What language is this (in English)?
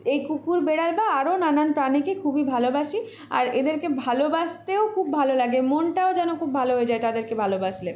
Bangla